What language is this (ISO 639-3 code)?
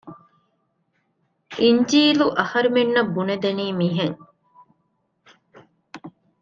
div